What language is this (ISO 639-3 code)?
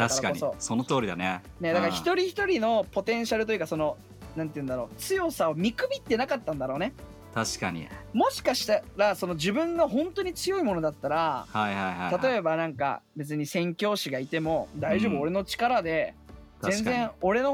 jpn